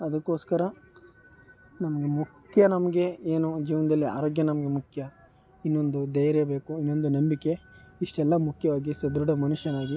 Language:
Kannada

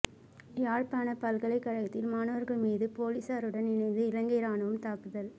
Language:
Tamil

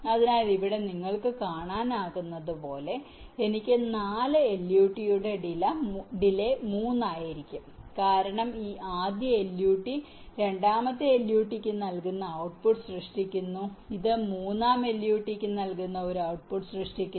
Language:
Malayalam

